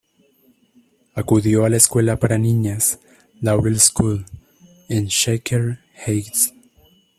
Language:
Spanish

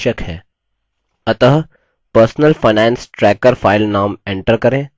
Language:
Hindi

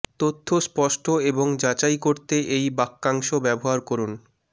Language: Bangla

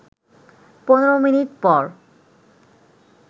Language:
Bangla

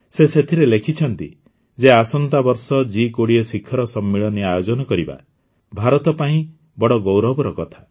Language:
Odia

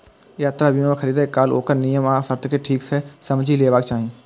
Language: Maithili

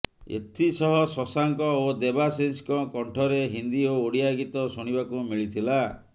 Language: Odia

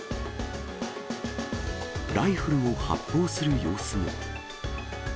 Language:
Japanese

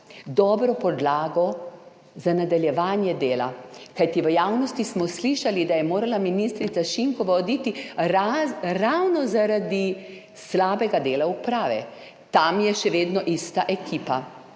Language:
Slovenian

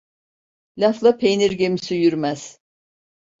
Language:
Turkish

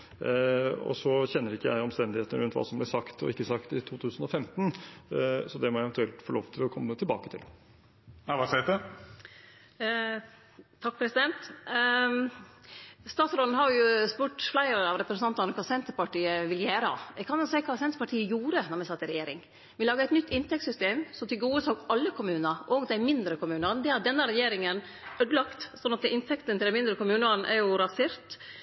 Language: Norwegian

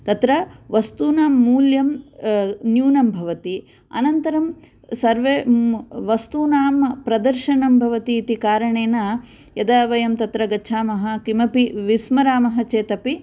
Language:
Sanskrit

